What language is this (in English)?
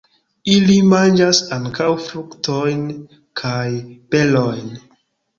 Esperanto